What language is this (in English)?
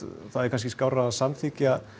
Icelandic